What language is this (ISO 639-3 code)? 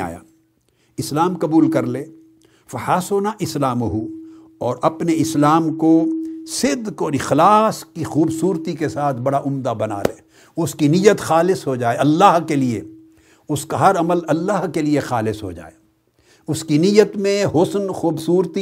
urd